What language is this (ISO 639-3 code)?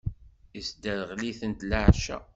kab